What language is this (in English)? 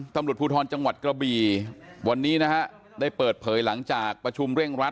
Thai